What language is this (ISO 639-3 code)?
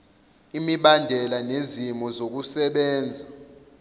zul